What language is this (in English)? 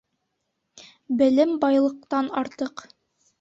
Bashkir